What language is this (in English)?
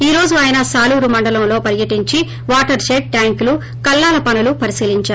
Telugu